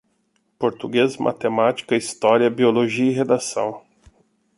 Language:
Portuguese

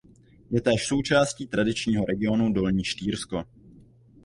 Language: Czech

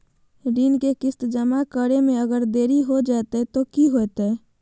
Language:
Magahi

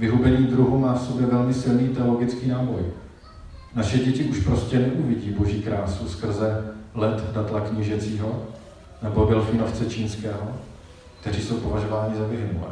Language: Czech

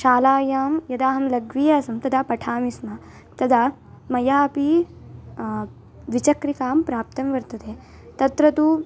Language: Sanskrit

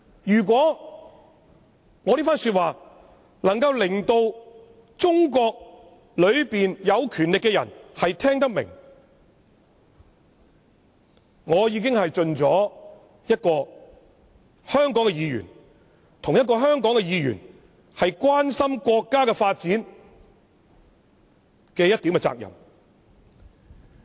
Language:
Cantonese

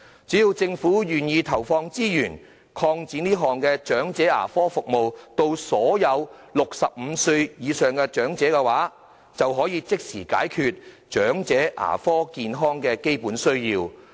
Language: Cantonese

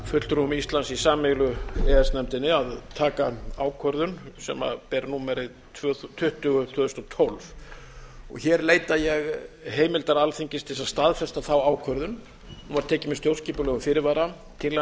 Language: Icelandic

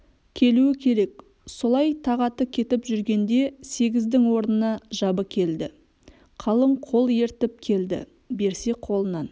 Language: Kazakh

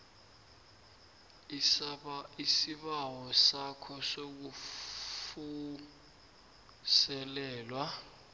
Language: South Ndebele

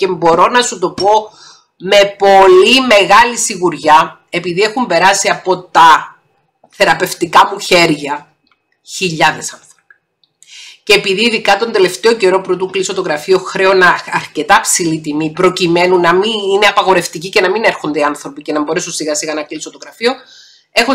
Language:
Greek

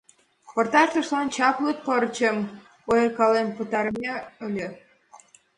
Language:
Mari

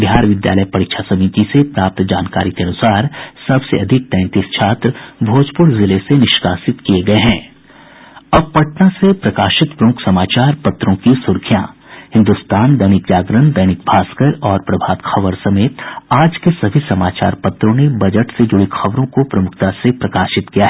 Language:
Hindi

